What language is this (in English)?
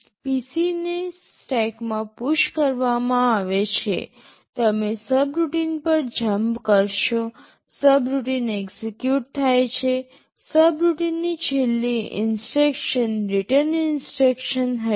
Gujarati